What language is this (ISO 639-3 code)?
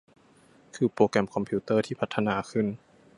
tha